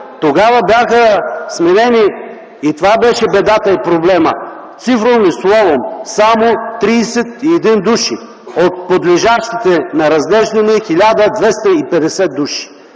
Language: Bulgarian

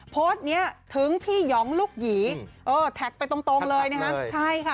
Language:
Thai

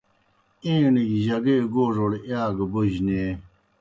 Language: Kohistani Shina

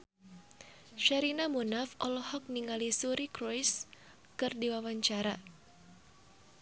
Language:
Sundanese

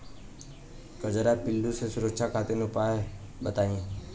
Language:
Bhojpuri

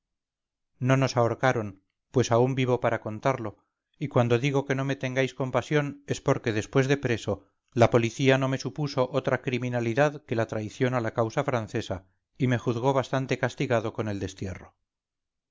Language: Spanish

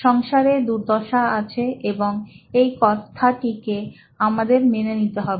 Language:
Bangla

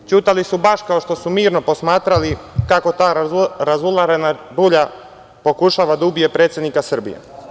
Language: Serbian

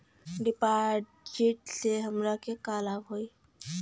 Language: Bhojpuri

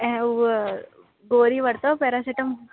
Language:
Sindhi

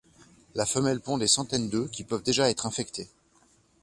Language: French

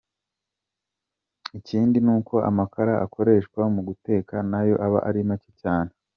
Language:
Kinyarwanda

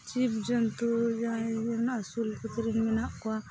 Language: Santali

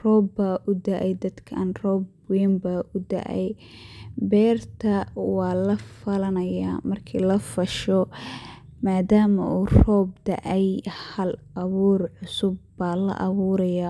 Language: Somali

